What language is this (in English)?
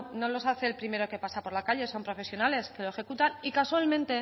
Spanish